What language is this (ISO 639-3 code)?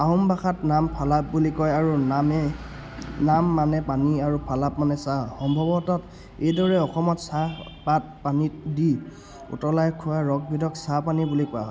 asm